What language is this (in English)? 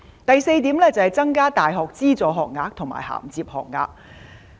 Cantonese